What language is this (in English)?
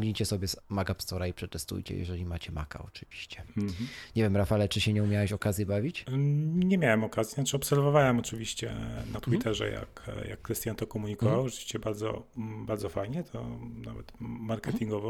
Polish